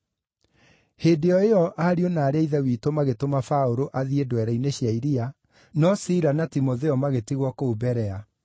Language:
Kikuyu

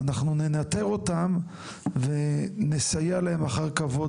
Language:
Hebrew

